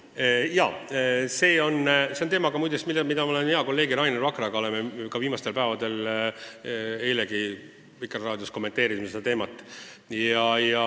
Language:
Estonian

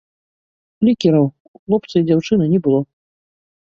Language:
Belarusian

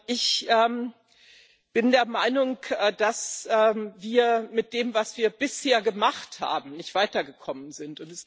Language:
German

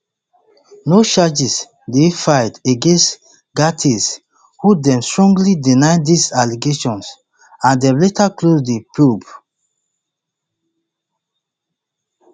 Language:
Nigerian Pidgin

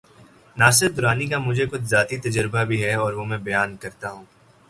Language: Urdu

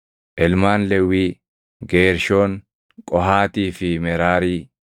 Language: Oromo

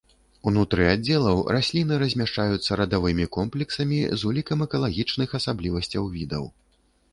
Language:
Belarusian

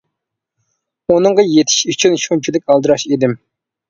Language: Uyghur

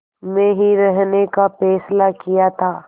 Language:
Hindi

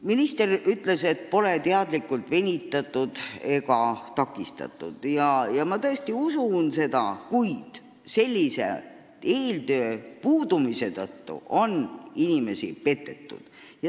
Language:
Estonian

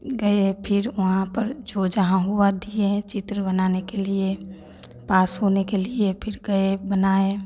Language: Hindi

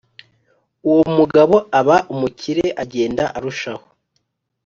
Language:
Kinyarwanda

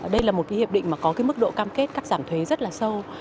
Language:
Vietnamese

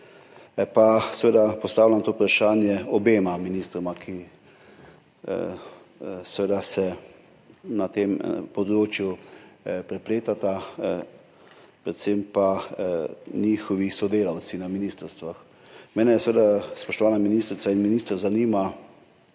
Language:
Slovenian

